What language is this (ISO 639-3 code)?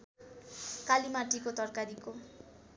nep